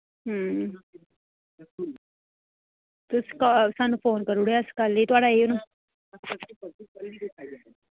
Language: Dogri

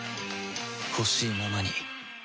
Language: Japanese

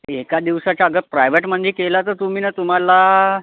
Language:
Marathi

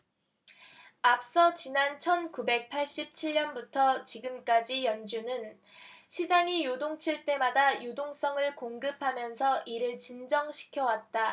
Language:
Korean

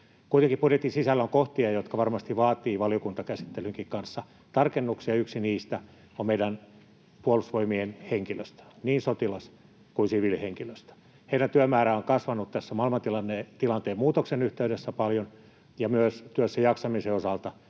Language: Finnish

